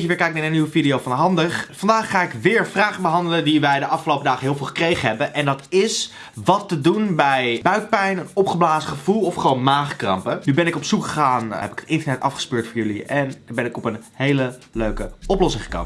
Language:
Dutch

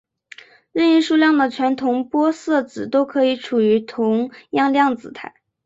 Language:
Chinese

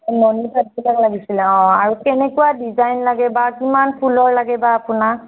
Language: Assamese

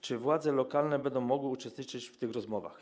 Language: Polish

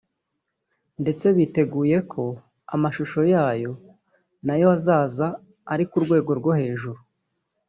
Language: Kinyarwanda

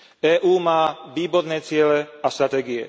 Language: Slovak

